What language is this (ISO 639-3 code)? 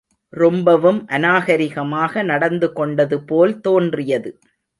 tam